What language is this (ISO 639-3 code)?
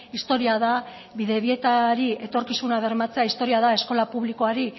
eus